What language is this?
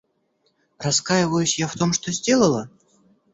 Russian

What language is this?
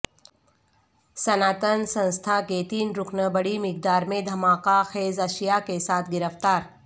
Urdu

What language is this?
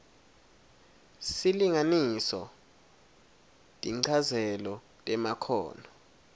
Swati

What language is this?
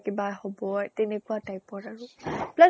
Assamese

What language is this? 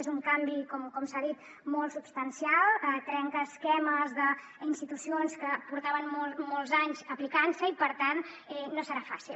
Catalan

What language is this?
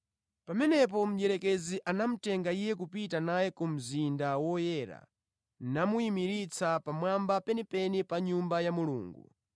Nyanja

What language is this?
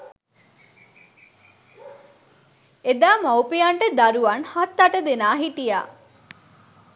Sinhala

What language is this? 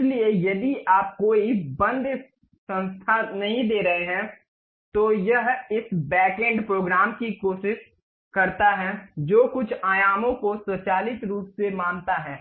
Hindi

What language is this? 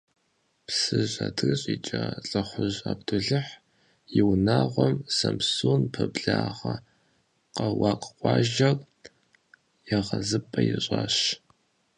Kabardian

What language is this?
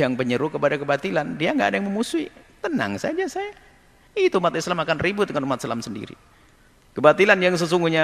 Indonesian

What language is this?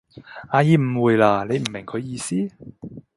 Cantonese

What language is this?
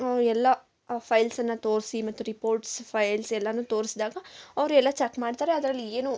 Kannada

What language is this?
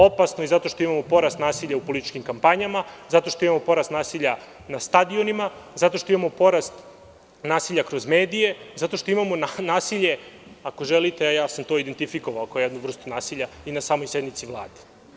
Serbian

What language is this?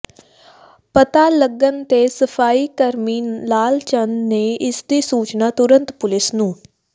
Punjabi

